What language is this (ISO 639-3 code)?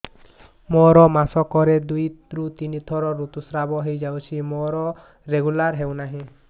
ori